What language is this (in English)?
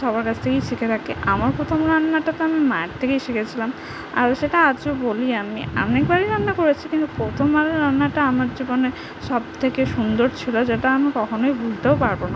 Bangla